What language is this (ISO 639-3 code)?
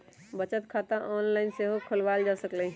mag